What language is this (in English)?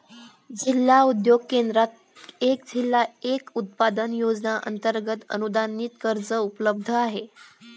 Marathi